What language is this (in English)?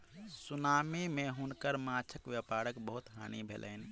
Maithili